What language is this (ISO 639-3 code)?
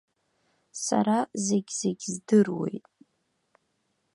abk